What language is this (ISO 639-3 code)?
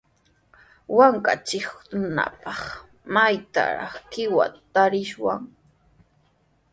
qws